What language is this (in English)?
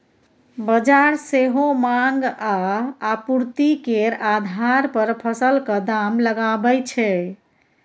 Maithili